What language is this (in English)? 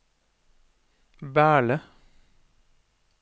Norwegian